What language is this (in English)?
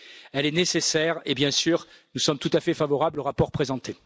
French